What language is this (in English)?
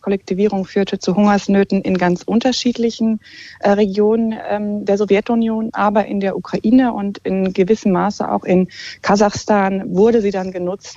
German